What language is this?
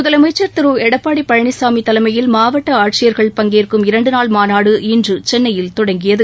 Tamil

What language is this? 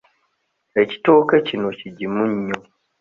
Ganda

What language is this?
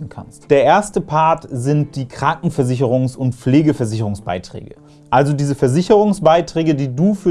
German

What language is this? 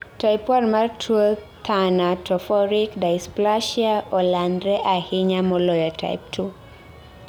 Luo (Kenya and Tanzania)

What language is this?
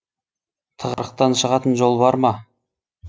Kazakh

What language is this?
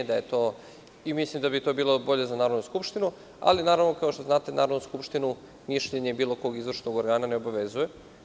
Serbian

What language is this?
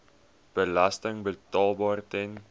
Afrikaans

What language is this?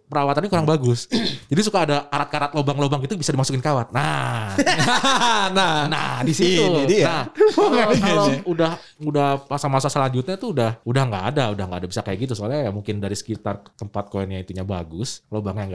Indonesian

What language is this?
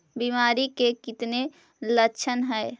Magahi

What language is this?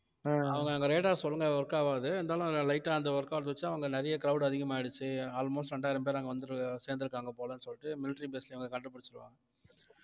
Tamil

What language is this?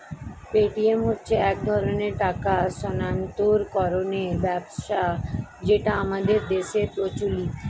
Bangla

